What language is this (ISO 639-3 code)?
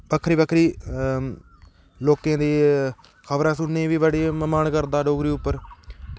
doi